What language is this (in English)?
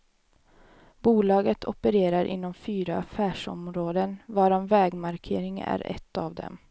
Swedish